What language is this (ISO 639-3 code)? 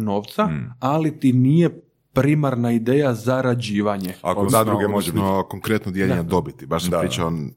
hrv